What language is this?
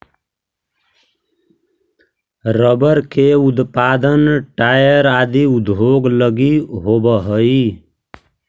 Magahi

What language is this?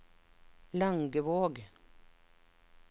Norwegian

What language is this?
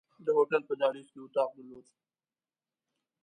Pashto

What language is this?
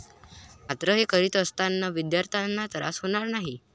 Marathi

